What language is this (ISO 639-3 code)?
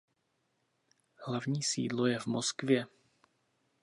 ces